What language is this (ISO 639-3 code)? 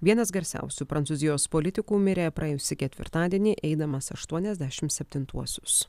lit